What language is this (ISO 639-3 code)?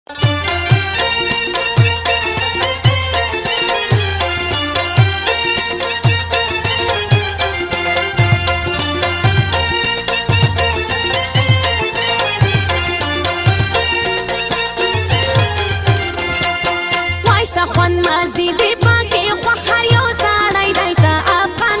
ron